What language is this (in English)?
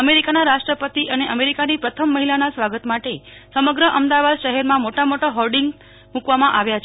Gujarati